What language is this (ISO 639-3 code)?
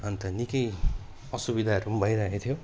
nep